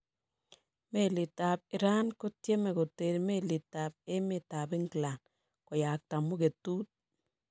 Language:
Kalenjin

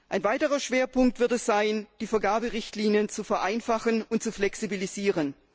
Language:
German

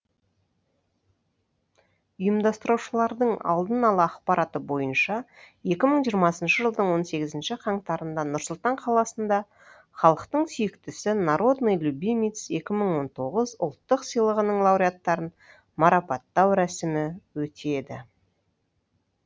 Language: Kazakh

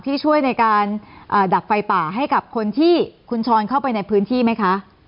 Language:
Thai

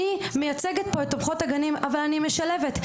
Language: Hebrew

